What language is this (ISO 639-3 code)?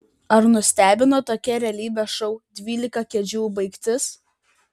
lit